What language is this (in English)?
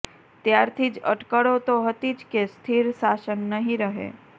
Gujarati